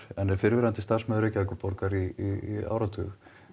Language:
Icelandic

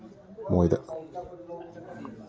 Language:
Manipuri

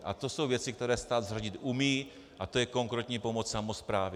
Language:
Czech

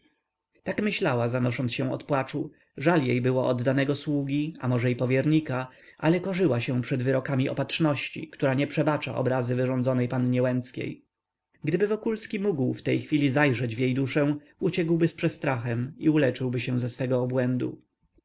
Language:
Polish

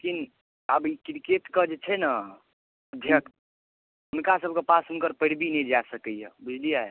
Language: Maithili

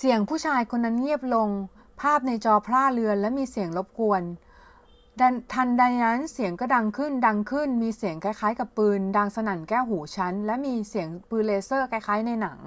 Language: Thai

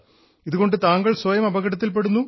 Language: Malayalam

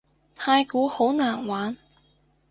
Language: Cantonese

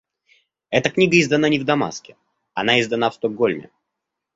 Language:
Russian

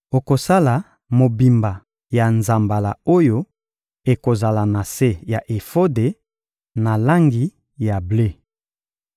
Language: Lingala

